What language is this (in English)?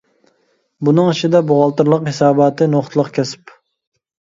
Uyghur